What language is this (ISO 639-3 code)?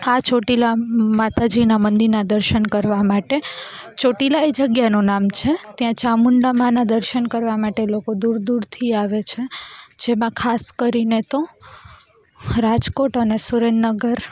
guj